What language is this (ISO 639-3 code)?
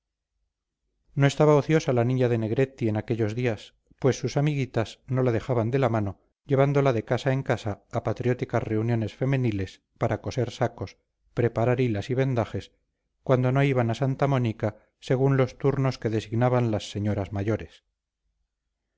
spa